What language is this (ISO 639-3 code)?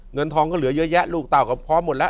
tha